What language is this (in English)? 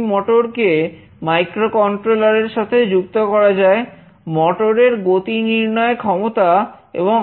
Bangla